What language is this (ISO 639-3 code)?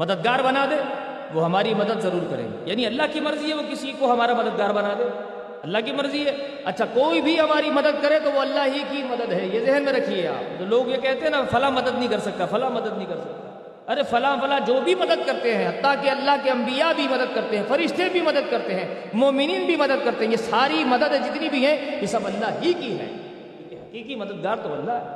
urd